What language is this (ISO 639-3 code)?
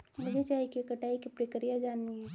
hin